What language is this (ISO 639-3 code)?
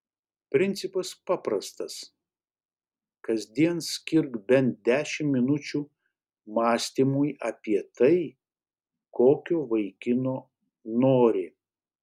lit